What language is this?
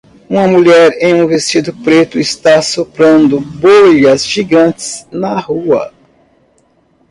Portuguese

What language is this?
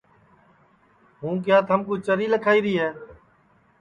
Sansi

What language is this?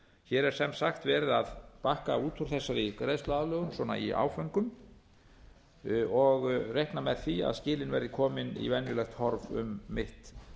Icelandic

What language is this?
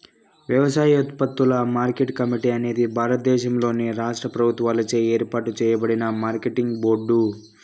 Telugu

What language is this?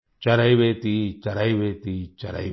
Hindi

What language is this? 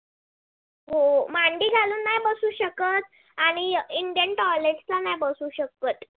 Marathi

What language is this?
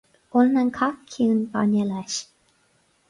Irish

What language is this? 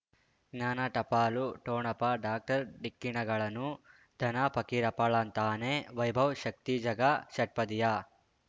Kannada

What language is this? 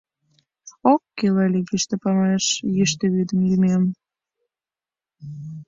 Mari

